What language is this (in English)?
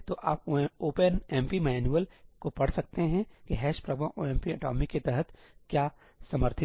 Hindi